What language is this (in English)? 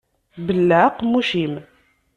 Kabyle